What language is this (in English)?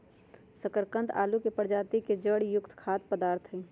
Magahi